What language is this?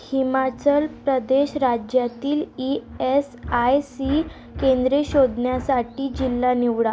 Marathi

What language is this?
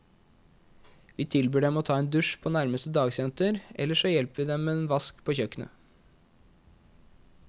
Norwegian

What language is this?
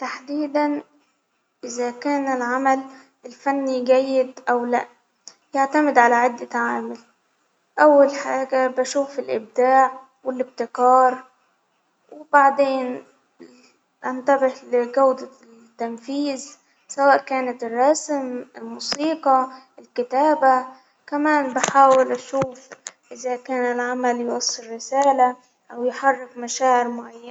Hijazi Arabic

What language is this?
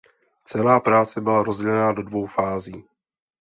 Czech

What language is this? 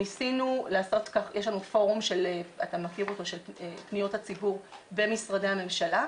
Hebrew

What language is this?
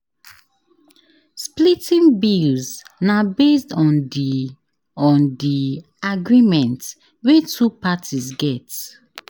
Nigerian Pidgin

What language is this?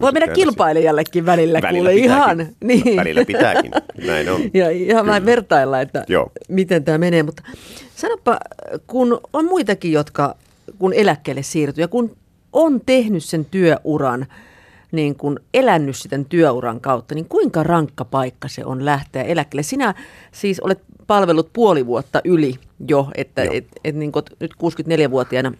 Finnish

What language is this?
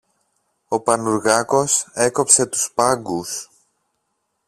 Greek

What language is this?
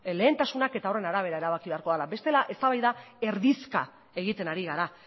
Basque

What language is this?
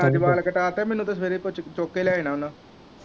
Punjabi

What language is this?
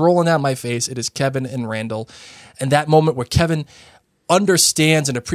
English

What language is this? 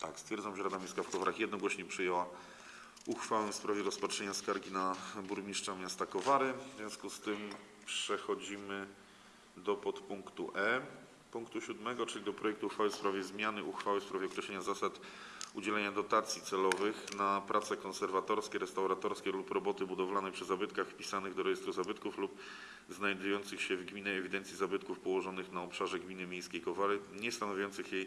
Polish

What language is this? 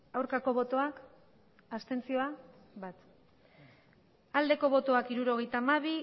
Basque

